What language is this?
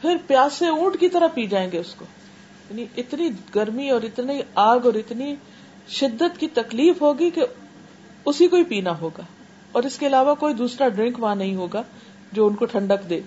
Urdu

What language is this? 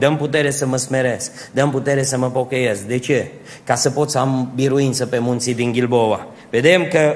Romanian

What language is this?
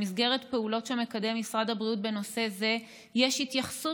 Hebrew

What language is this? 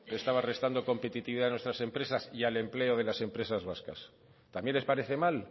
Spanish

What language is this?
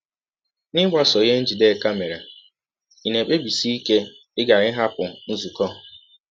Igbo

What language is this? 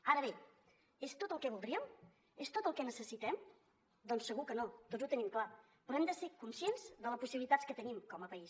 Catalan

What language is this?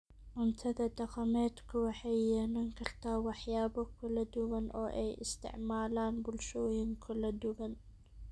Somali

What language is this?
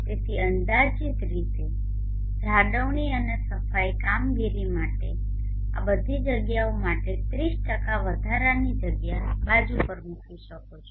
Gujarati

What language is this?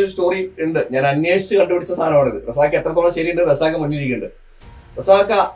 Malayalam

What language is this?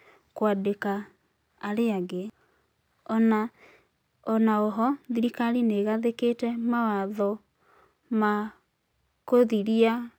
Kikuyu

